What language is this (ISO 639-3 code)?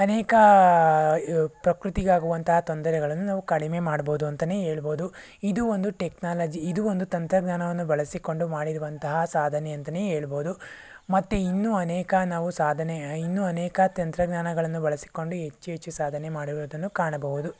kan